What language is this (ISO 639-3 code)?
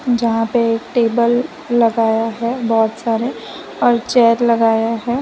hin